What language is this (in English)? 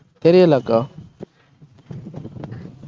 Tamil